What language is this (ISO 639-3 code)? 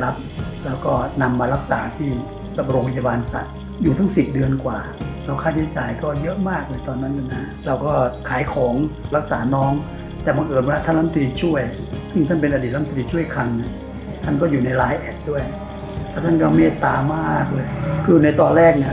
tha